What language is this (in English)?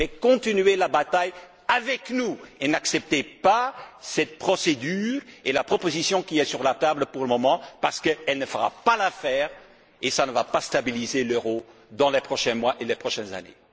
French